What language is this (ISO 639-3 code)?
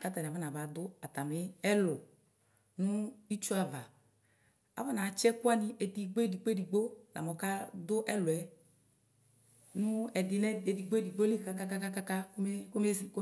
kpo